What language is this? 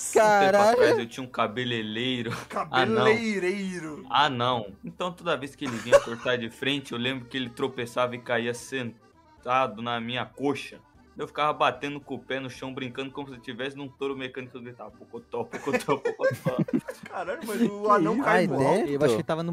Portuguese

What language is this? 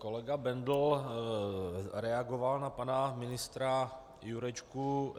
Czech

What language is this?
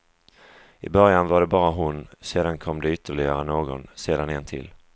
Swedish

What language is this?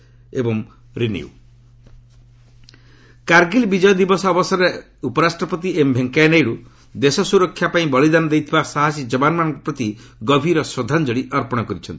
Odia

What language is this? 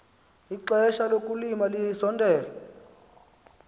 Xhosa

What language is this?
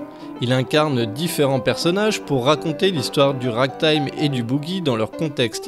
French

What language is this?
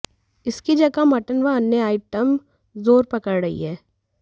Hindi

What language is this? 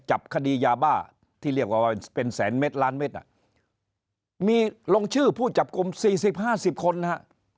Thai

